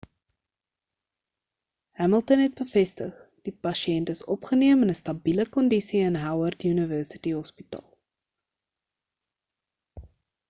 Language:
Afrikaans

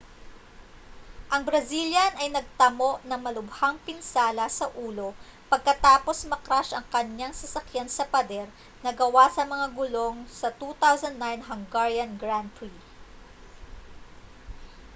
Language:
Filipino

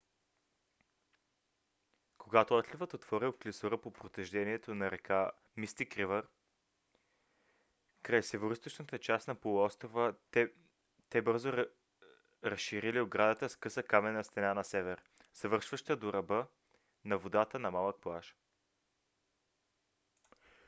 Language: Bulgarian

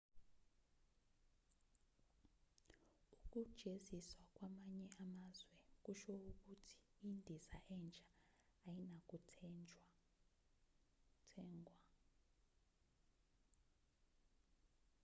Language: Zulu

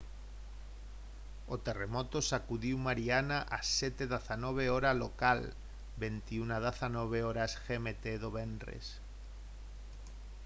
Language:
Galician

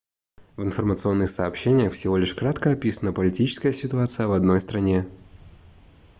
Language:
Russian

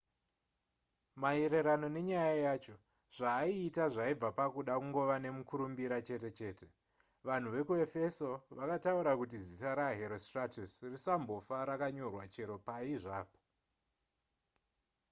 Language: Shona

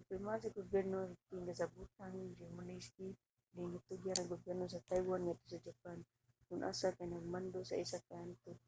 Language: Cebuano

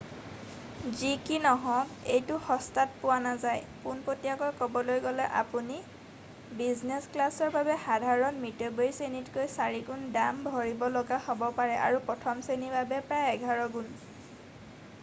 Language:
Assamese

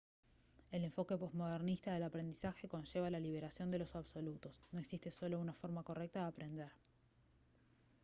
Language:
Spanish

